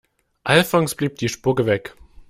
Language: German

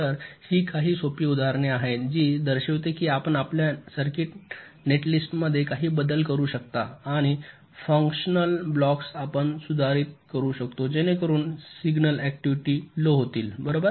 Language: Marathi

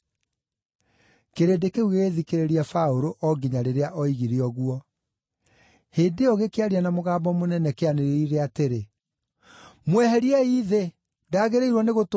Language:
Kikuyu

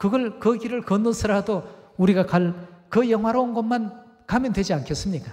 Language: Korean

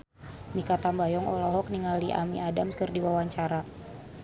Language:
Sundanese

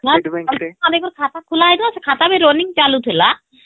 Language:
Odia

